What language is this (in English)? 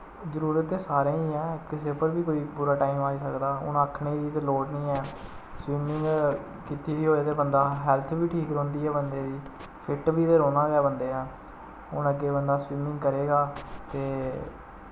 Dogri